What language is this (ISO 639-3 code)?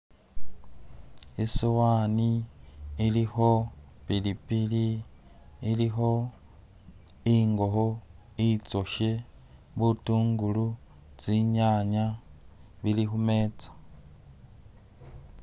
myx